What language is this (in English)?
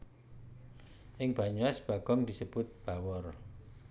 Javanese